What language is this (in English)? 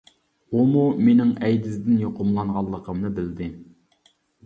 Uyghur